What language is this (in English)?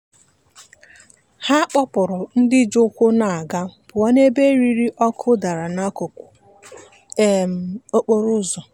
Igbo